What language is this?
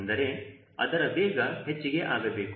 Kannada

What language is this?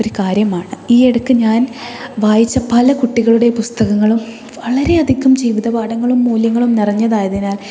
Malayalam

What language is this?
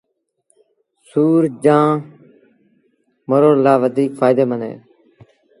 Sindhi Bhil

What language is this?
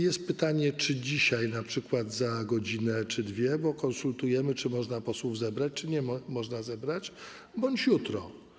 Polish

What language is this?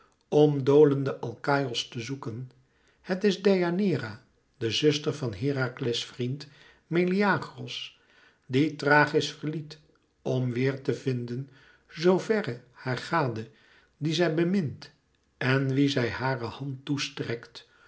Dutch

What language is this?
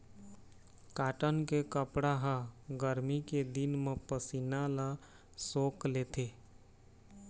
Chhattisgarhi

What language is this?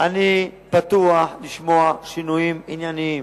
Hebrew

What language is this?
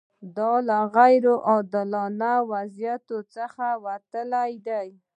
Pashto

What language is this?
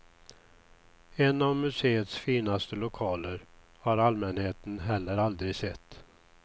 Swedish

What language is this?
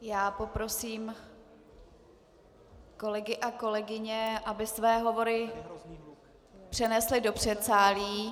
Czech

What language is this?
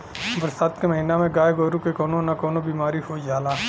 Bhojpuri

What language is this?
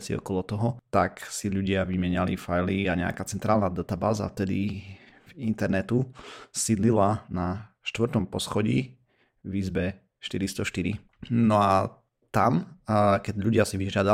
Slovak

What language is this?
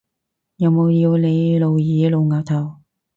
Cantonese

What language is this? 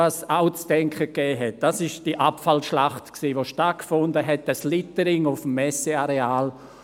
Swiss German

